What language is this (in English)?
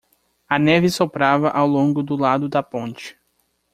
Portuguese